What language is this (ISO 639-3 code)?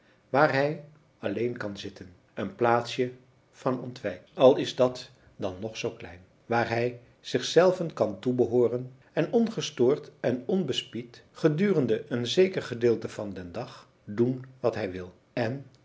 nld